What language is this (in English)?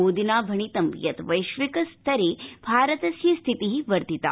Sanskrit